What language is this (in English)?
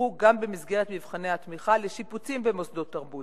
Hebrew